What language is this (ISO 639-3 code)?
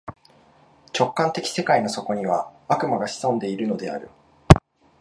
jpn